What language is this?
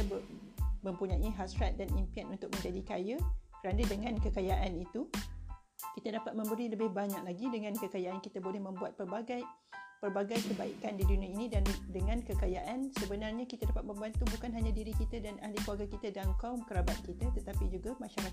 Malay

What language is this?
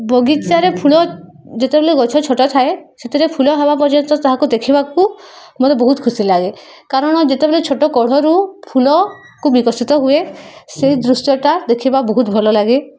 Odia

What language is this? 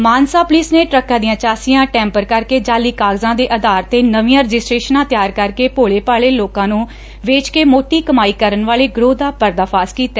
Punjabi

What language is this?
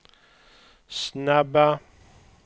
Swedish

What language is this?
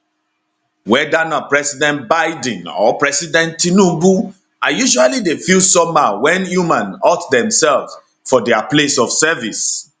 Nigerian Pidgin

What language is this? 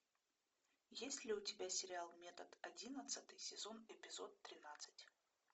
Russian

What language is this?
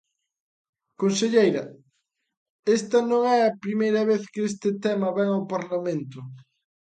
Galician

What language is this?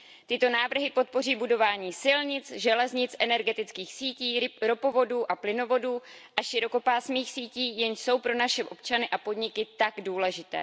Czech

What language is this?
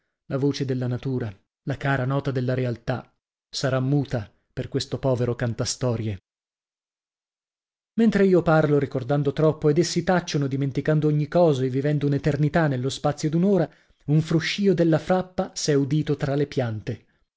Italian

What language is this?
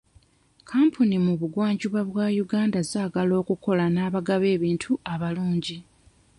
Ganda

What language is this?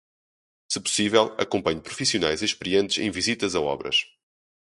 Portuguese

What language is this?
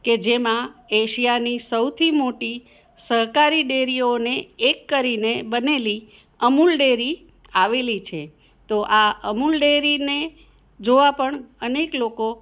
Gujarati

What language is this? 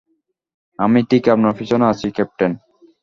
Bangla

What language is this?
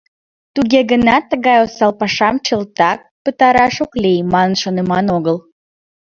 Mari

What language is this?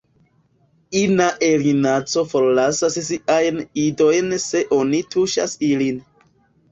Esperanto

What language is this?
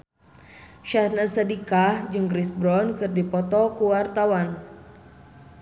Sundanese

